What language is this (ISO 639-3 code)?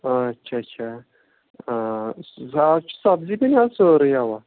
kas